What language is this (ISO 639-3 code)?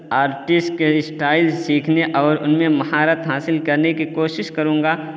urd